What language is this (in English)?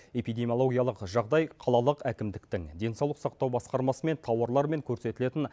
Kazakh